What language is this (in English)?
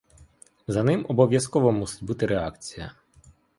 Ukrainian